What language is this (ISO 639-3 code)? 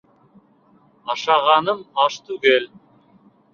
bak